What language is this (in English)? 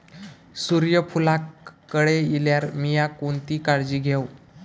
Marathi